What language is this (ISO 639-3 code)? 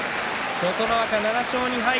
jpn